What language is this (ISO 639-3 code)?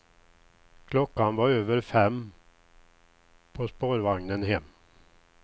swe